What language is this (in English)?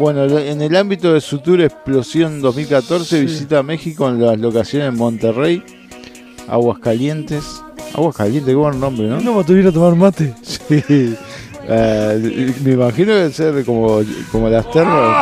Spanish